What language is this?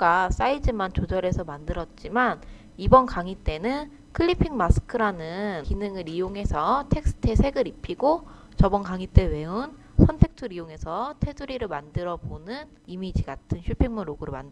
Korean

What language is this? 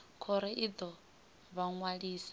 Venda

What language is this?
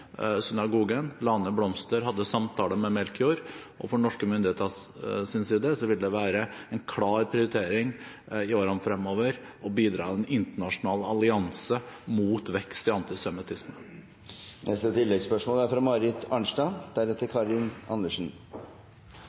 Norwegian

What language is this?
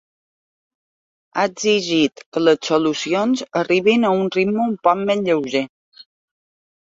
Catalan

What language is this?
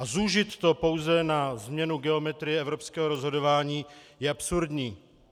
Czech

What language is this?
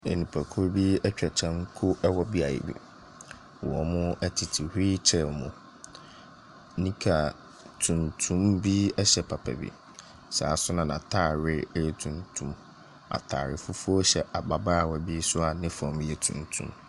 Akan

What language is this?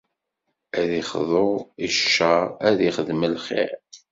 Kabyle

